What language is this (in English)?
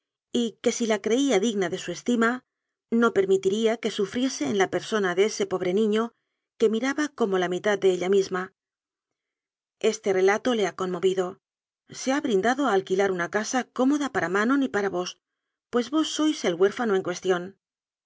Spanish